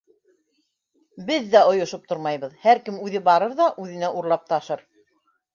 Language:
Bashkir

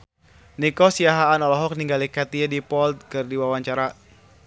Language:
Sundanese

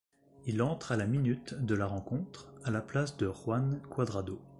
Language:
French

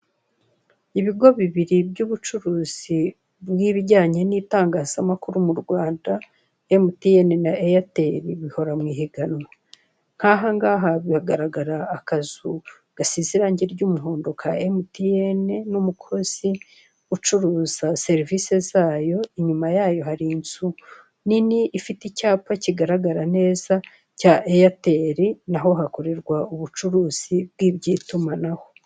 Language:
Kinyarwanda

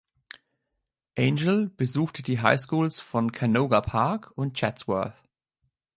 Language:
German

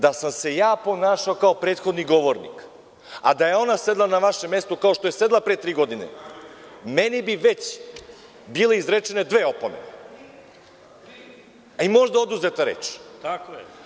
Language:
Serbian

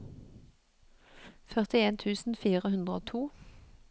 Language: Norwegian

